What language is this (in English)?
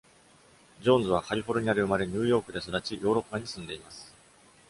Japanese